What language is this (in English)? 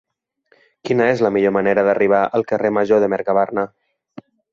Catalan